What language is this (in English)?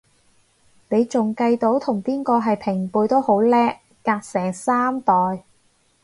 Cantonese